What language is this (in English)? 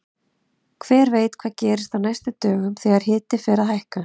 Icelandic